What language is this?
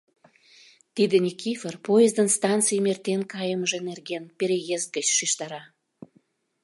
Mari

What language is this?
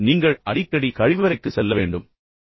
Tamil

